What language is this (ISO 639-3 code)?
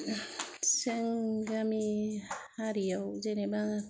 brx